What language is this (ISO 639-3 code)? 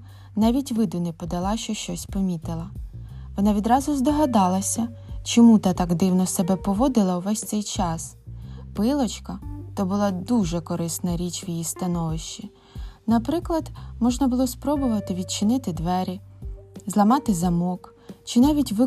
ukr